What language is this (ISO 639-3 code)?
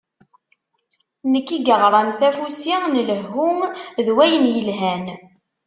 kab